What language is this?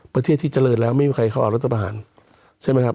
Thai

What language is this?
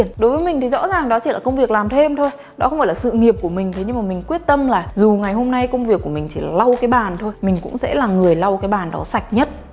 Vietnamese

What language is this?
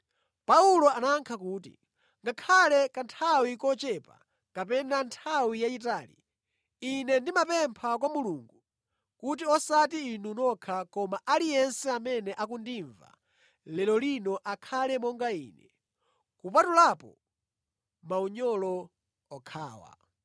Nyanja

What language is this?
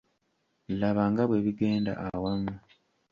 Ganda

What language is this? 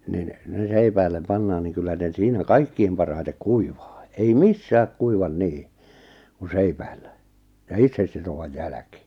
Finnish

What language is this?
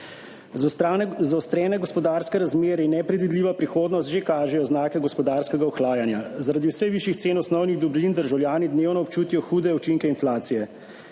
Slovenian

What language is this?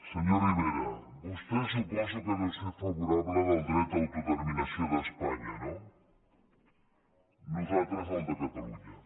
Catalan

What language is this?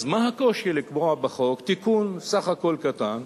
Hebrew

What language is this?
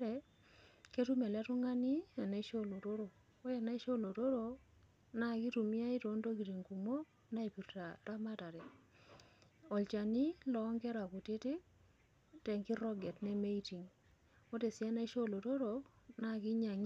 Masai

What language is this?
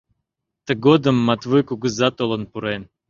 Mari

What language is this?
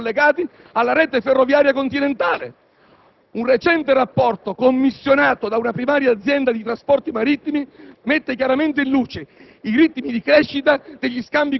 Italian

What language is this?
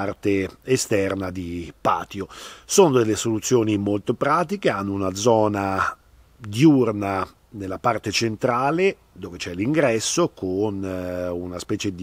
Italian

